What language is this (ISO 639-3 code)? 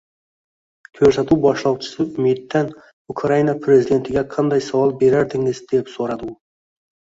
uzb